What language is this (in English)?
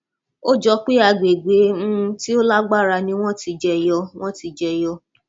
Yoruba